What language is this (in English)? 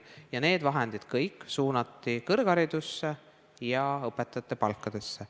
Estonian